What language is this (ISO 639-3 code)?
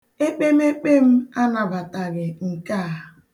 ibo